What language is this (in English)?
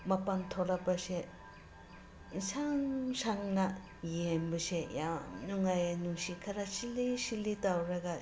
Manipuri